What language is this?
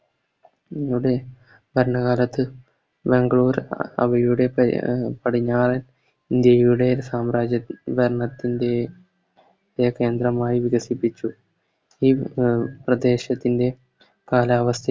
Malayalam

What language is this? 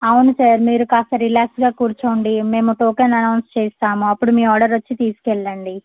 Telugu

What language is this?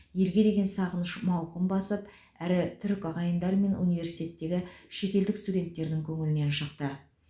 Kazakh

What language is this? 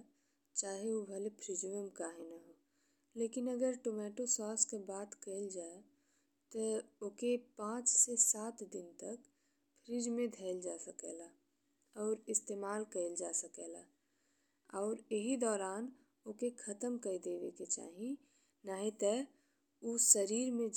Bhojpuri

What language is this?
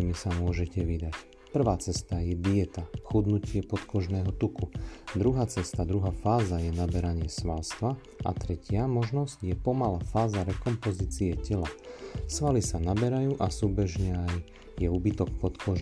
Slovak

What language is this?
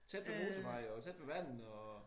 Danish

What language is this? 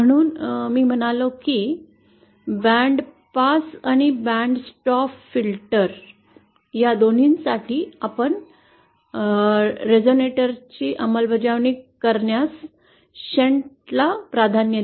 Marathi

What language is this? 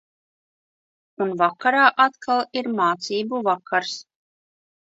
Latvian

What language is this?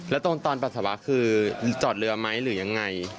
Thai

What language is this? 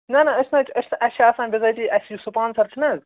Kashmiri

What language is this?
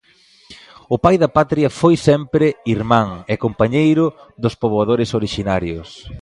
Galician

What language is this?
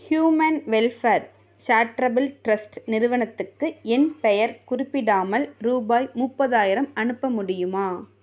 Tamil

